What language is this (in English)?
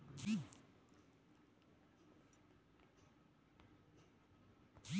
Kannada